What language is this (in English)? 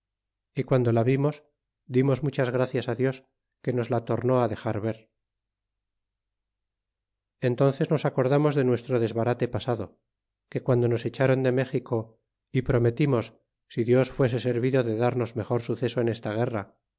Spanish